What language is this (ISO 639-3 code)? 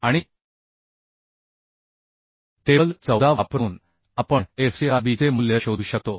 mar